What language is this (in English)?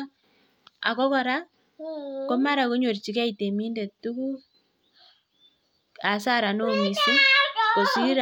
Kalenjin